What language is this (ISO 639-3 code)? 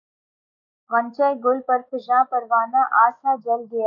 urd